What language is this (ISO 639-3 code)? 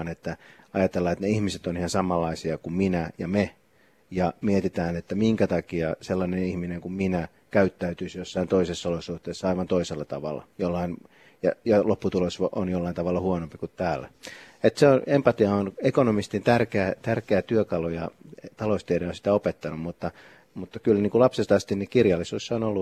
fin